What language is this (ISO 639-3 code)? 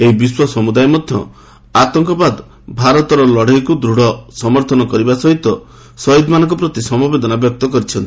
ori